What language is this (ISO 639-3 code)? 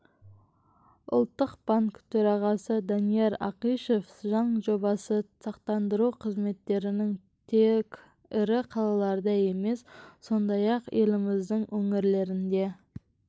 kaz